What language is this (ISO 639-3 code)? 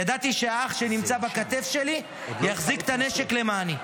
heb